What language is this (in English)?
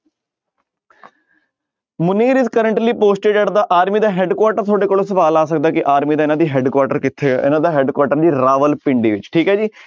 Punjabi